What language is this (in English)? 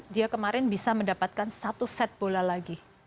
Indonesian